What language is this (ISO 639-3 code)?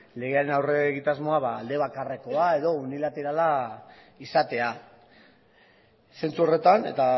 eus